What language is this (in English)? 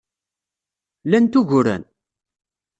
Kabyle